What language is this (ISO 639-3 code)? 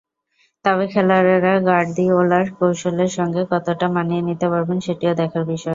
ben